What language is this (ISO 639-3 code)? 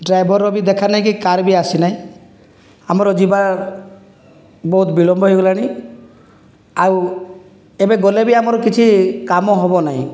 ori